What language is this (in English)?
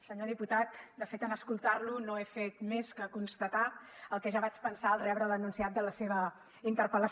Catalan